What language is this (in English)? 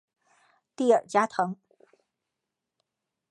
Chinese